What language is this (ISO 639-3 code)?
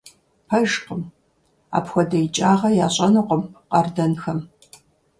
kbd